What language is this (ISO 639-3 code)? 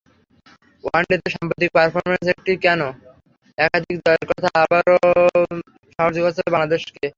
ben